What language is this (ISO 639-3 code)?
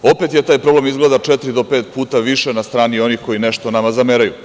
srp